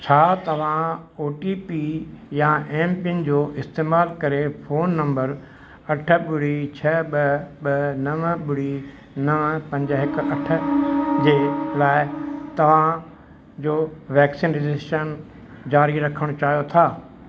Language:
Sindhi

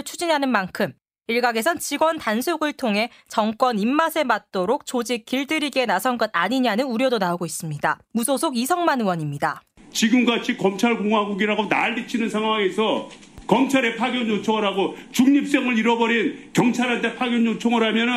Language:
Korean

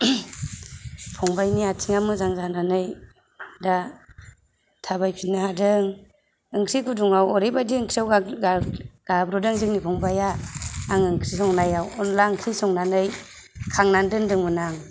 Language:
Bodo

